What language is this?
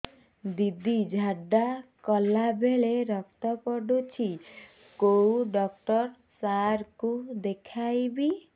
Odia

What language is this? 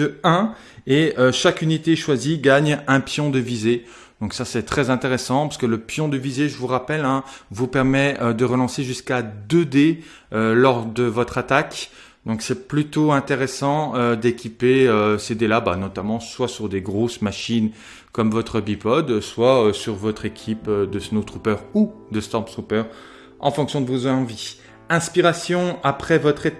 French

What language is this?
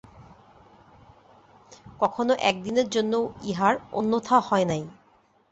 Bangla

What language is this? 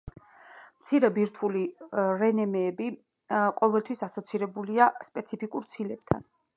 Georgian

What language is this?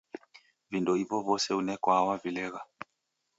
Taita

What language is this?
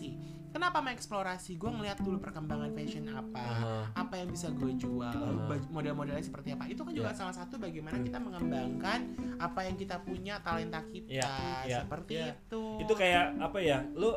Indonesian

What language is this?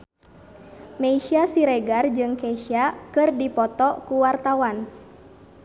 Sundanese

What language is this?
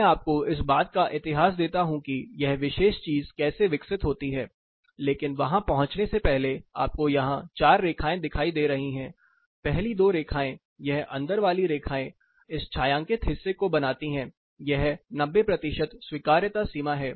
Hindi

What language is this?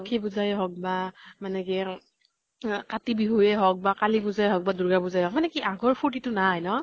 Assamese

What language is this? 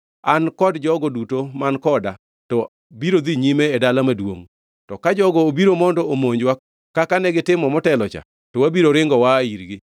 Luo (Kenya and Tanzania)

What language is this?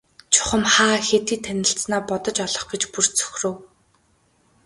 Mongolian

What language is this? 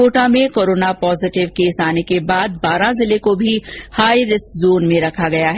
Hindi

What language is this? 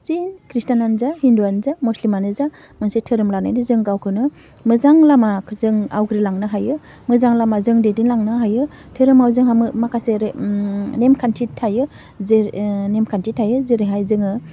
Bodo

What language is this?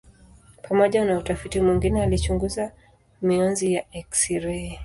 Swahili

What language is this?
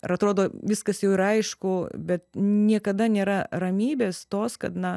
Lithuanian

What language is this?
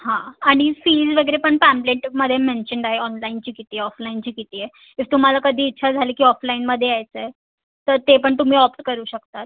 Marathi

